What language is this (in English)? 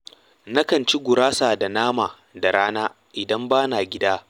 Hausa